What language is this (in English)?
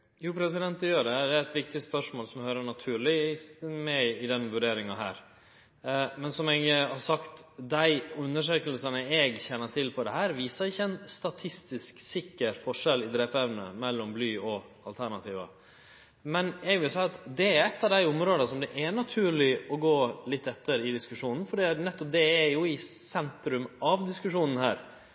Norwegian